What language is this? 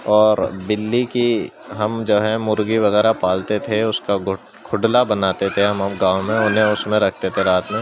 Urdu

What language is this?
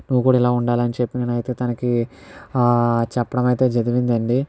Telugu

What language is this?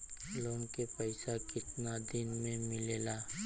Bhojpuri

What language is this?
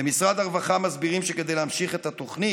Hebrew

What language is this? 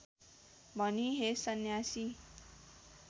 Nepali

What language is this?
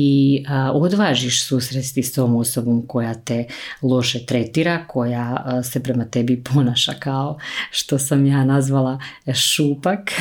Croatian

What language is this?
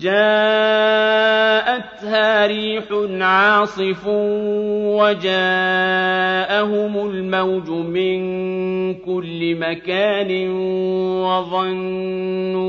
Arabic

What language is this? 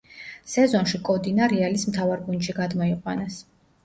Georgian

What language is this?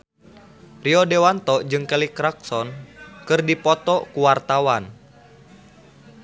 Sundanese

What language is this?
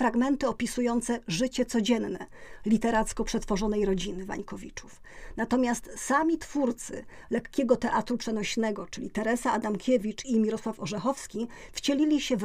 Polish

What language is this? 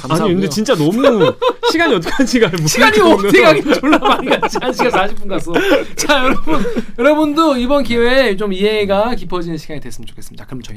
Korean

